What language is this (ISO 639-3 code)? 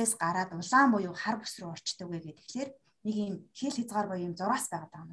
rus